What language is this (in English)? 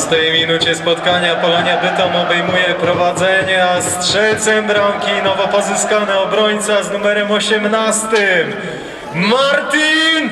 Polish